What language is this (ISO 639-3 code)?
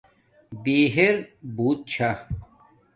dmk